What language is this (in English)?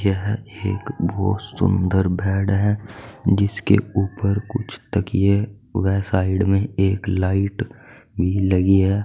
Hindi